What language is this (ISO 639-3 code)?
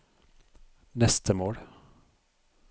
nor